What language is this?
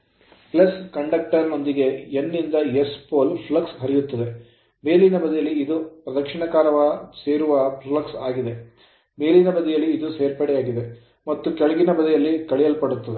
Kannada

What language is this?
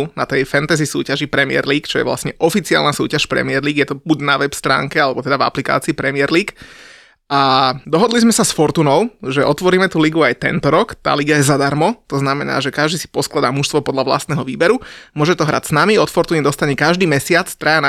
Slovak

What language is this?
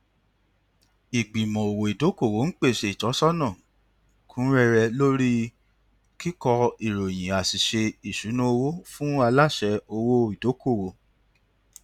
Yoruba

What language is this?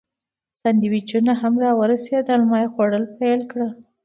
Pashto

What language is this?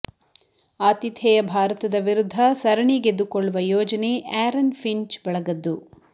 Kannada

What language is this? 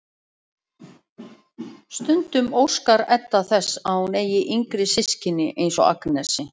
Icelandic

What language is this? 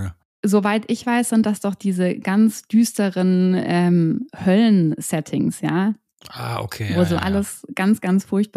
German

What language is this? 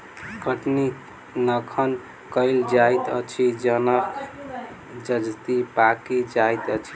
Maithili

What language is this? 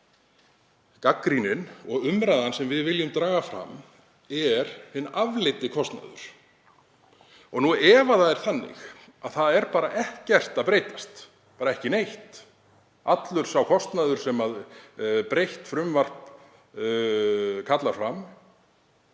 Icelandic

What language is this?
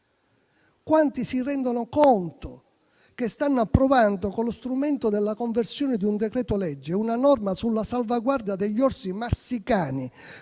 Italian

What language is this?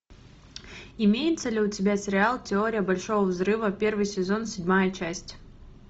Russian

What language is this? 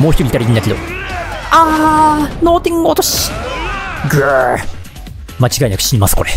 Japanese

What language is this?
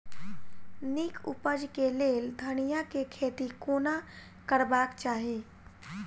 Maithili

